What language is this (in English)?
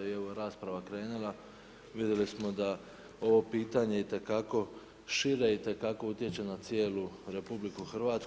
Croatian